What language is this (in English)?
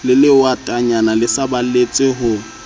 Southern Sotho